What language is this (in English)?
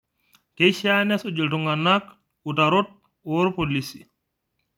Masai